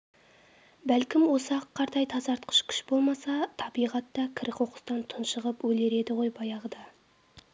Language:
Kazakh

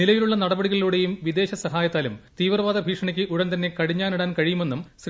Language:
Malayalam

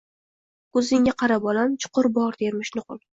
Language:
Uzbek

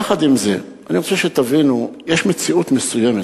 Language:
Hebrew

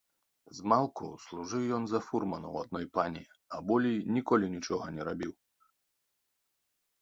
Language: Belarusian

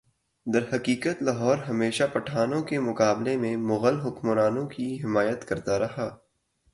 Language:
Urdu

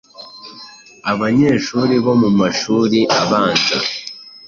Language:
Kinyarwanda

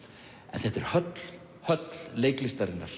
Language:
Icelandic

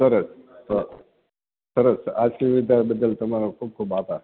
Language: Gujarati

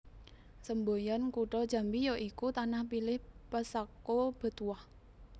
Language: Javanese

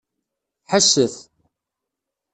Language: Kabyle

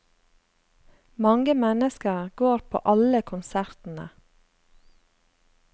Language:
Norwegian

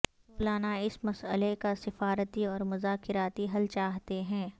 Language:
Urdu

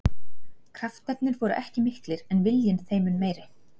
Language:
Icelandic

